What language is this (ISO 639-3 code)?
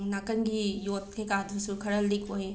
mni